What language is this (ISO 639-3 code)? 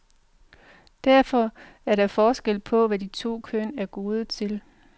dan